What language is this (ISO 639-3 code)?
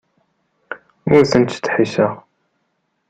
kab